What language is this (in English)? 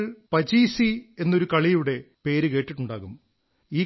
Malayalam